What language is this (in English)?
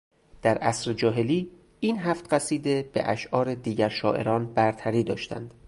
Persian